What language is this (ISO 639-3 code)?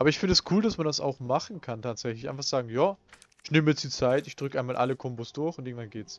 deu